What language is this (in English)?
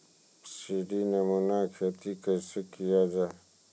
Maithili